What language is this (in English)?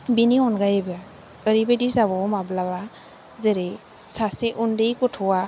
Bodo